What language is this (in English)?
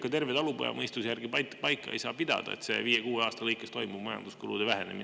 Estonian